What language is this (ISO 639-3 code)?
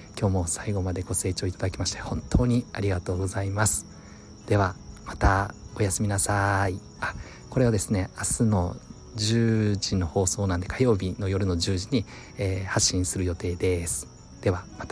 jpn